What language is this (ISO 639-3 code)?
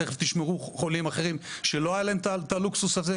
heb